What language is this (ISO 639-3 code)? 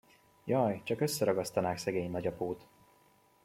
hun